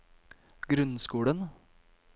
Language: Norwegian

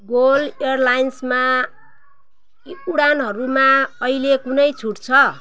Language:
Nepali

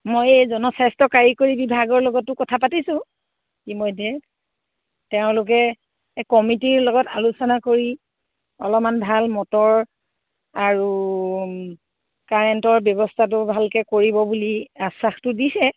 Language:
Assamese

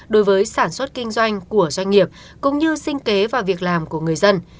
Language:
Vietnamese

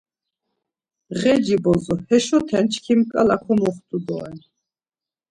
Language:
Laz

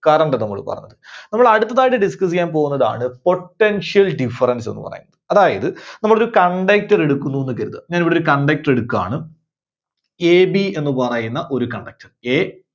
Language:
Malayalam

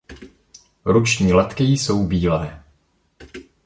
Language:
Czech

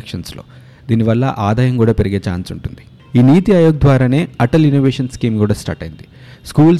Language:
Telugu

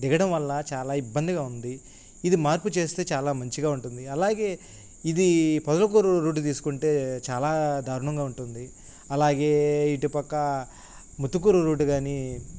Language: Telugu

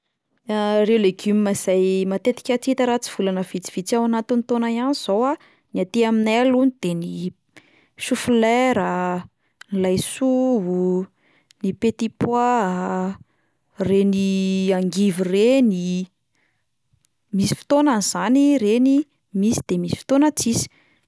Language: Malagasy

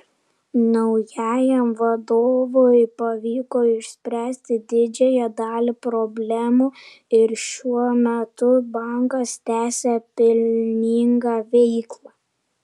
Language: Lithuanian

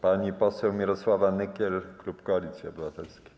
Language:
Polish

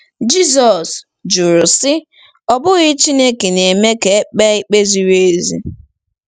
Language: Igbo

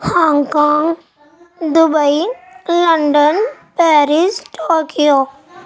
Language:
Urdu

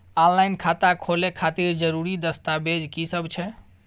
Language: Maithili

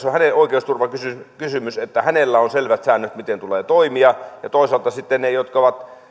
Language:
Finnish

